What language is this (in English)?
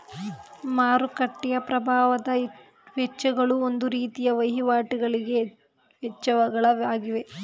Kannada